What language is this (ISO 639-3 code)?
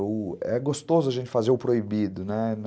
por